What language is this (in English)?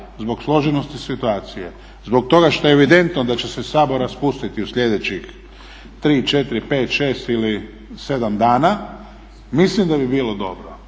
Croatian